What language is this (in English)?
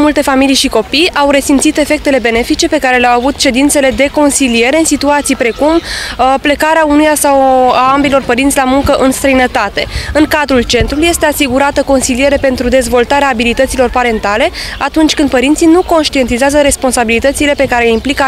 Romanian